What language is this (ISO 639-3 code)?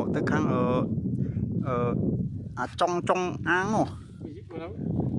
vie